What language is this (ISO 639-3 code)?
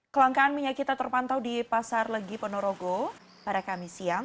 ind